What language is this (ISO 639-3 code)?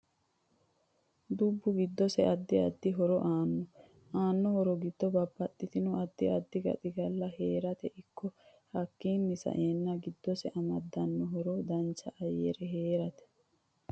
sid